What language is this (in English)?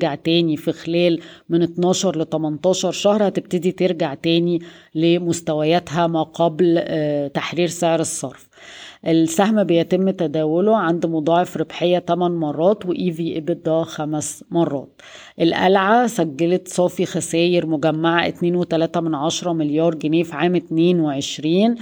Arabic